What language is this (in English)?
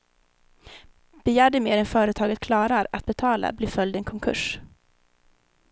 Swedish